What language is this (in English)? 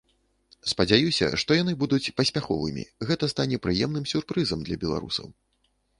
Belarusian